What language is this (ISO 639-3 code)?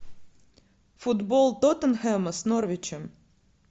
rus